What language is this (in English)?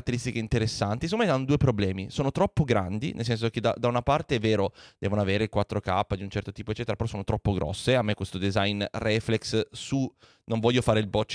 Italian